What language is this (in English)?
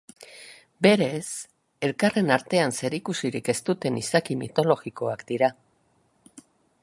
Basque